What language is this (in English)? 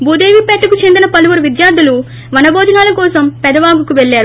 Telugu